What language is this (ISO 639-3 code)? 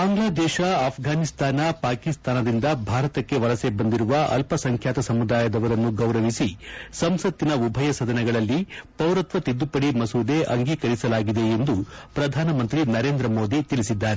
kan